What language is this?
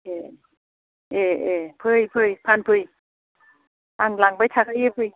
Bodo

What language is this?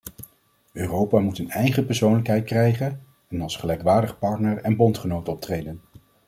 Dutch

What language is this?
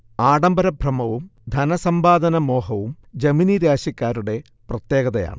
Malayalam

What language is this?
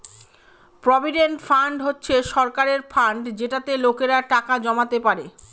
Bangla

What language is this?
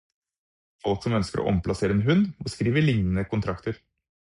Norwegian Bokmål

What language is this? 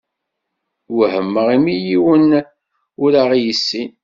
Kabyle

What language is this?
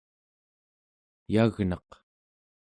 Central Yupik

